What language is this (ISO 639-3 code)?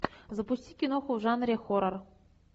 rus